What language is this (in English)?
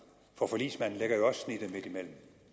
Danish